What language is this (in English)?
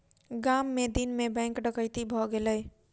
Maithili